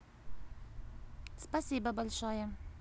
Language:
Russian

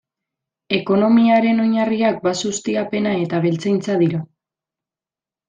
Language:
Basque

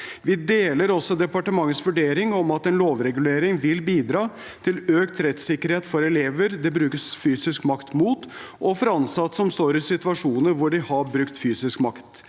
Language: Norwegian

